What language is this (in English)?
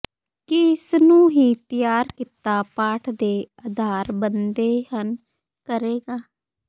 Punjabi